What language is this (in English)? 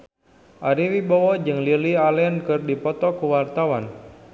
Sundanese